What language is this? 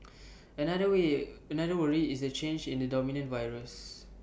English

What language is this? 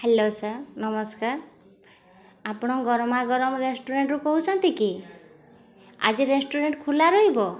Odia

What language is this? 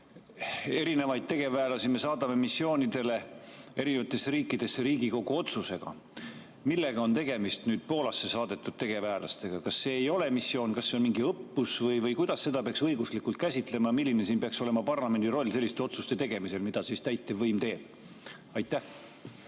Estonian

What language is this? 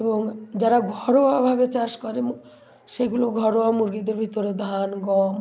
Bangla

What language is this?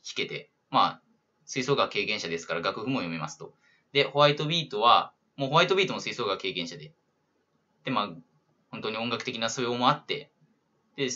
Japanese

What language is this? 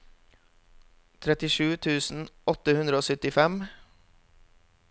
Norwegian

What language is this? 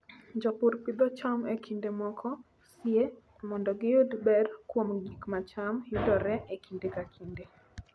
Luo (Kenya and Tanzania)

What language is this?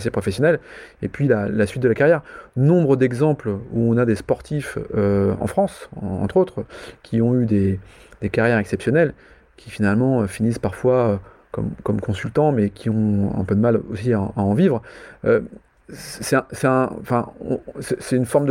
French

